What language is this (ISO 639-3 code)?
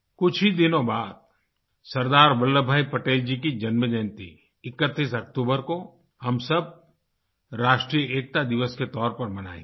hin